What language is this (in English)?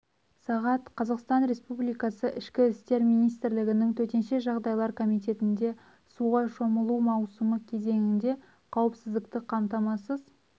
Kazakh